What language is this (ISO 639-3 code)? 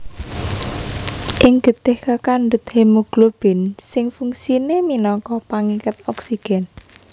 jav